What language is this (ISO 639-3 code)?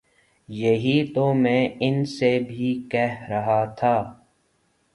urd